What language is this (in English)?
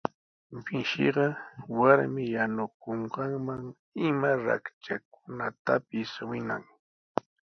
Sihuas Ancash Quechua